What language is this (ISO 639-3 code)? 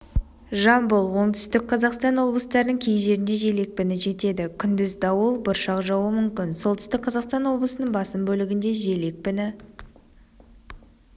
kaz